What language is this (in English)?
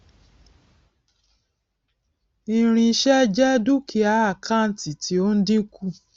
Yoruba